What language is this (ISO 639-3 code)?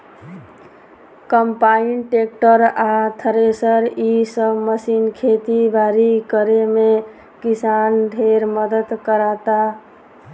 bho